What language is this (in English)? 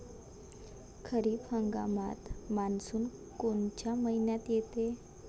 Marathi